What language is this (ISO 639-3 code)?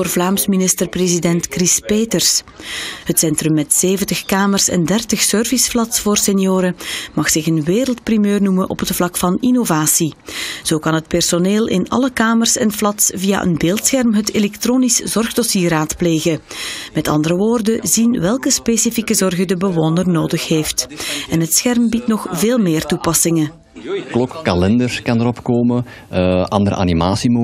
nld